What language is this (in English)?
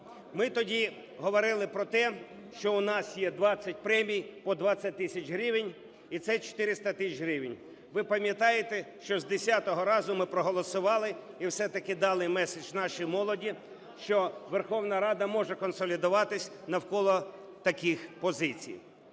Ukrainian